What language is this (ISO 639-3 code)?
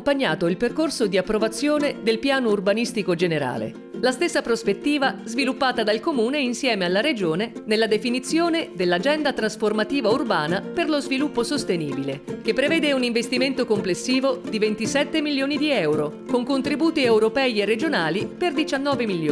ita